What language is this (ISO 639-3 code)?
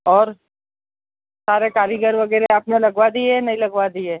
hin